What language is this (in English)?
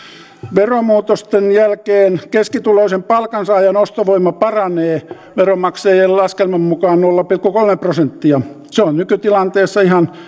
Finnish